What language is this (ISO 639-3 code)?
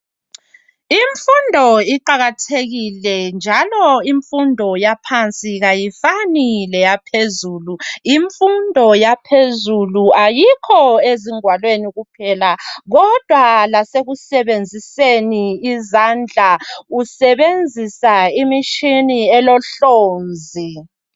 nde